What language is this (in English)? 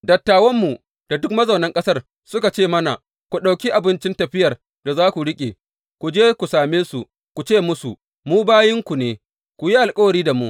Hausa